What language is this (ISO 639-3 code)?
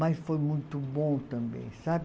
por